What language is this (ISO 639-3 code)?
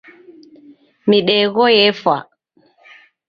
dav